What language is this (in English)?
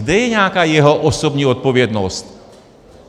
Czech